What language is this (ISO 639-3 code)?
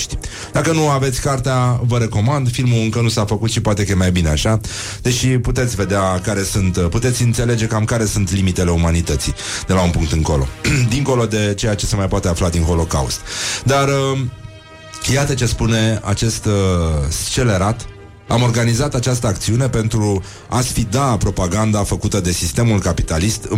ron